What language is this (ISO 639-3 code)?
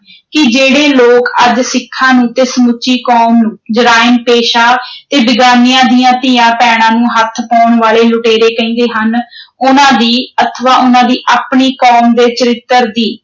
pan